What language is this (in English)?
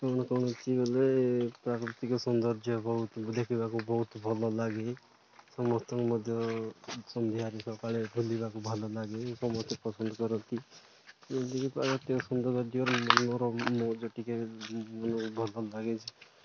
Odia